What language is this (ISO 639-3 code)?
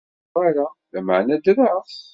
kab